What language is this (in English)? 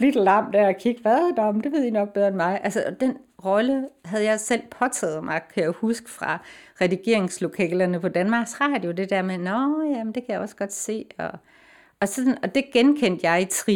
Danish